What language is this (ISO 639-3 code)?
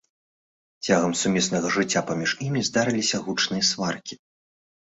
bel